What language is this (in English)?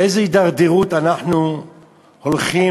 Hebrew